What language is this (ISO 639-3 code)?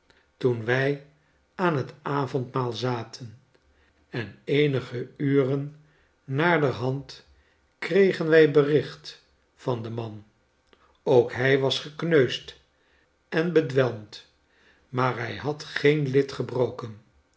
nld